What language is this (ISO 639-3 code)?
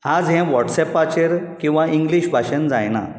kok